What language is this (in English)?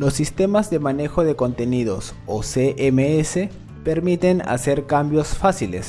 Spanish